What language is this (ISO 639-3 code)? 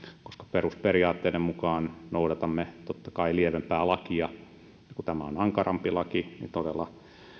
fin